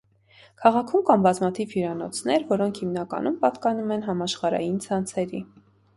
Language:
Armenian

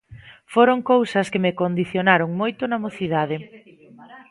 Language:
Galician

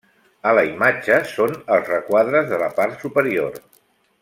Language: Catalan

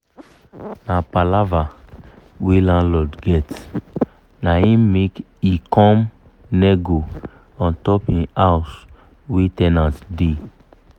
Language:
Nigerian Pidgin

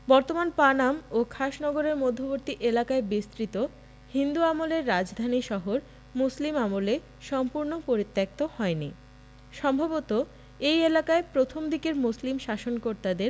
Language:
Bangla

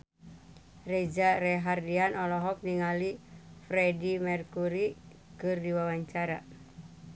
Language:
Sundanese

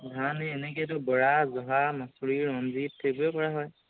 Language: Assamese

